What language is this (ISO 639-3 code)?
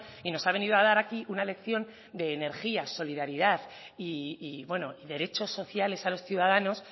spa